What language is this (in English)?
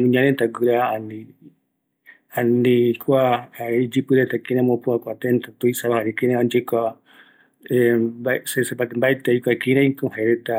Eastern Bolivian Guaraní